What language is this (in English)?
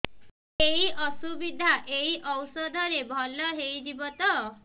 Odia